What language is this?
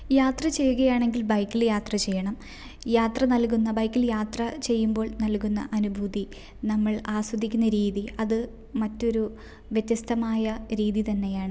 Malayalam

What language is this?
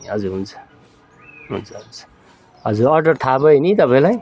Nepali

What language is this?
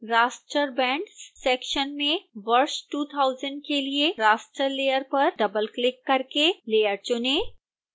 Hindi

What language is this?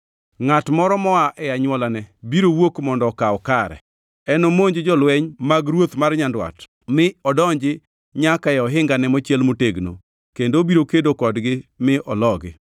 Luo (Kenya and Tanzania)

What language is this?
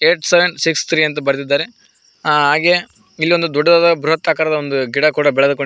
Kannada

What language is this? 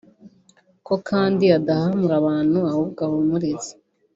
Kinyarwanda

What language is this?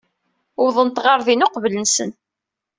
Kabyle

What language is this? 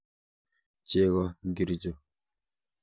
Kalenjin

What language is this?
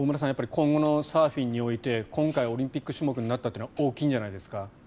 Japanese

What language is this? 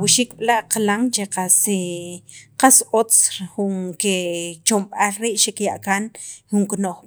Sacapulteco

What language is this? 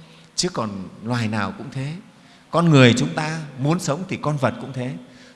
Vietnamese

